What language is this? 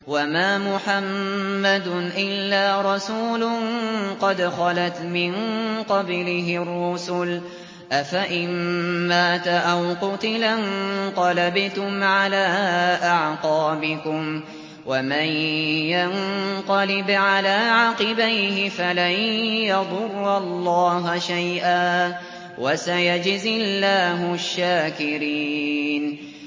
Arabic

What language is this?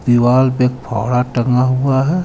Hindi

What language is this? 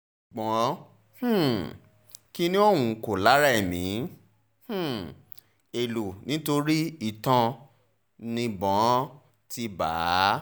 Yoruba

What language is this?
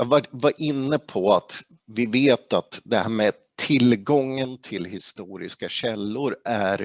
Swedish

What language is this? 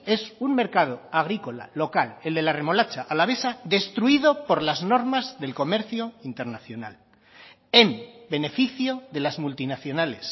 Spanish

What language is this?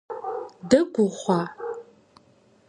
Kabardian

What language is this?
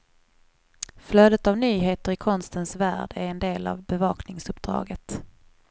Swedish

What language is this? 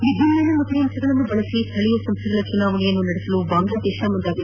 Kannada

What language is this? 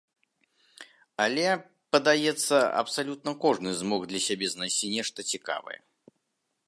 Belarusian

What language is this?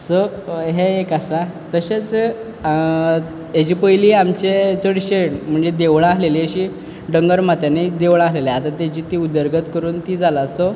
Konkani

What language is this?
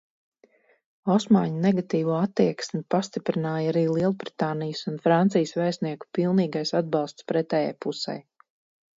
Latvian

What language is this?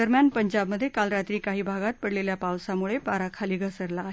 Marathi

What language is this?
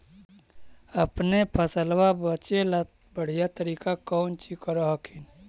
Magahi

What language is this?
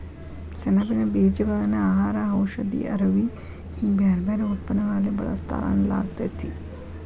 Kannada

